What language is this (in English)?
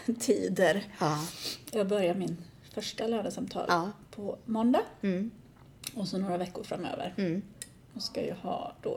Swedish